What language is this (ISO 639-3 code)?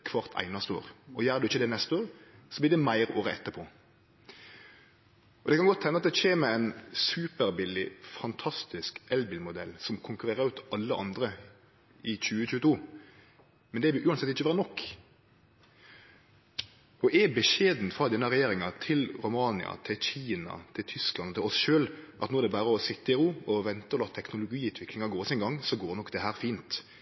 nno